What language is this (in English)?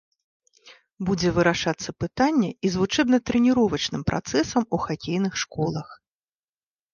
Belarusian